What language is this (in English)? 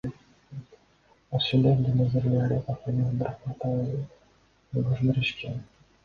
Kyrgyz